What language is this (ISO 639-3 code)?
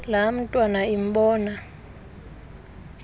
xho